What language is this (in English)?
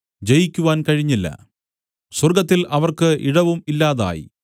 Malayalam